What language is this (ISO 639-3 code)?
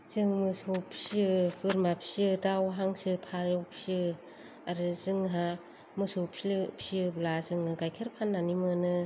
brx